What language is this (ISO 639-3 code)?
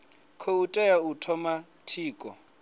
ven